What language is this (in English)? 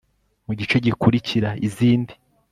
Kinyarwanda